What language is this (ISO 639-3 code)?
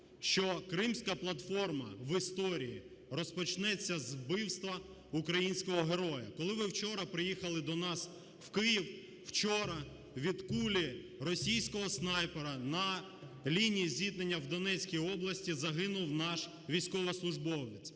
ukr